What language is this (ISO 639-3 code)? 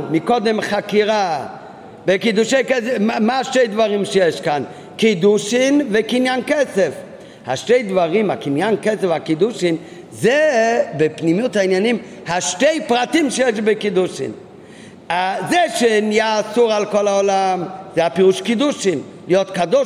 heb